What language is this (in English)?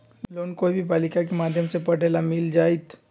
Magahi